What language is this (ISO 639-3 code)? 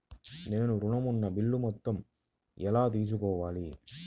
tel